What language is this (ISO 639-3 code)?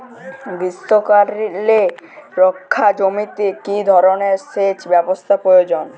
ben